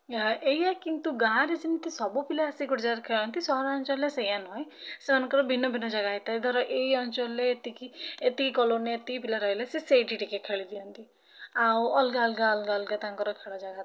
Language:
Odia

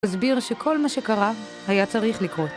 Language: Hebrew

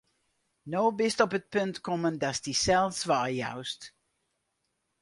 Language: Western Frisian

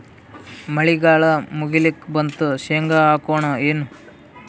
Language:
Kannada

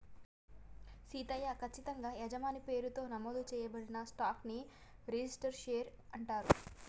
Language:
Telugu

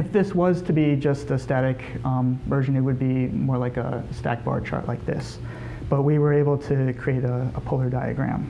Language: English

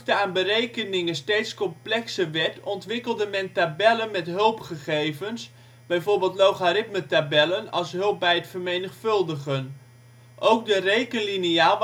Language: Dutch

